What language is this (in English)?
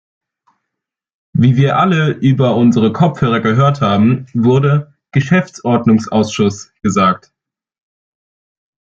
German